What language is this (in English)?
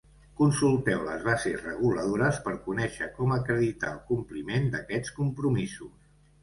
Catalan